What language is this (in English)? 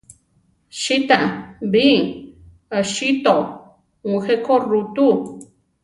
Central Tarahumara